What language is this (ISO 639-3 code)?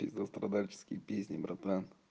rus